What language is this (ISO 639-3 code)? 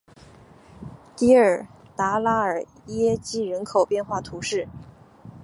zho